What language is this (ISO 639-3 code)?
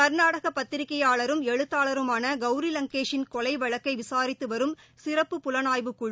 tam